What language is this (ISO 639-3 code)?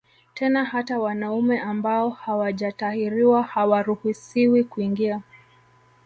swa